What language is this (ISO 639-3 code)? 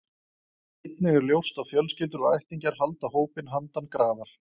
isl